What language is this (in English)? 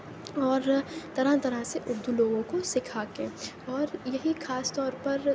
Urdu